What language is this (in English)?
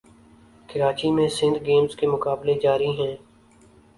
Urdu